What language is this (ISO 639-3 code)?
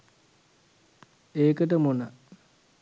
sin